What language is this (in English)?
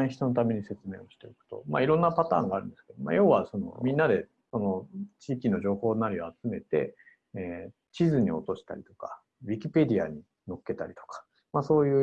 Japanese